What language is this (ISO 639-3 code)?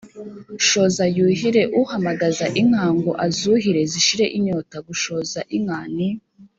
kin